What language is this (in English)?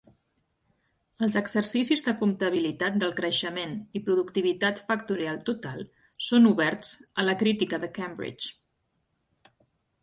Catalan